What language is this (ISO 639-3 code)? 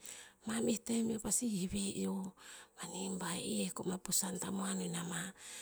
tpz